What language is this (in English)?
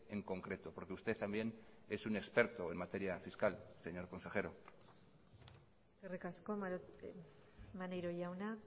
Spanish